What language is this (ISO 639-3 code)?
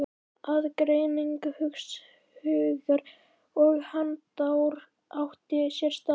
isl